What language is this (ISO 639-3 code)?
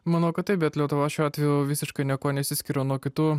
lit